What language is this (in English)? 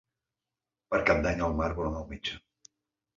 Catalan